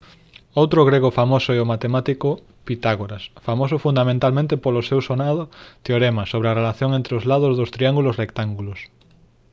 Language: Galician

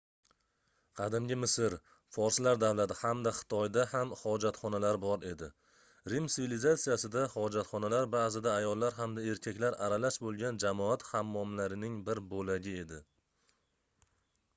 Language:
Uzbek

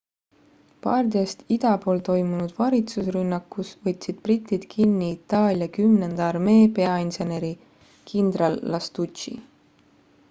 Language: Estonian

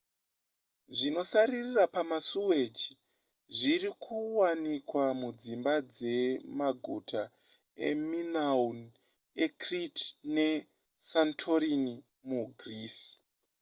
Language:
Shona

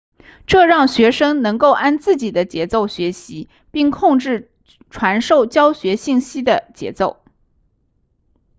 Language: Chinese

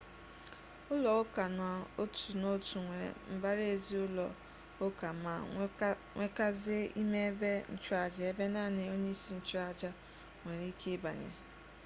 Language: Igbo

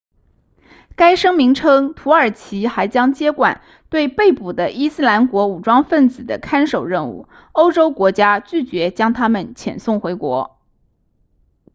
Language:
Chinese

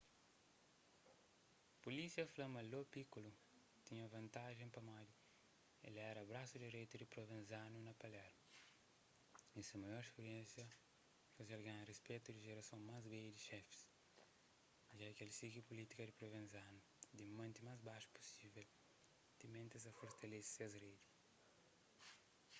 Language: Kabuverdianu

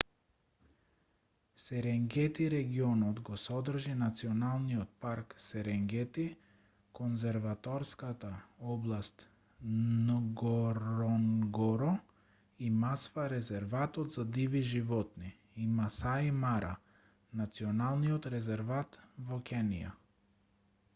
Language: Macedonian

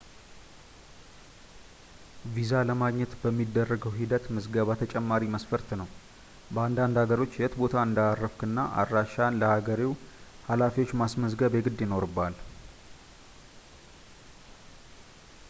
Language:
Amharic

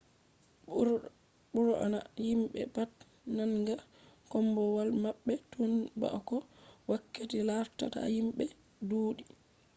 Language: Fula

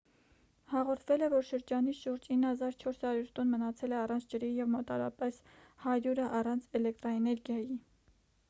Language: Armenian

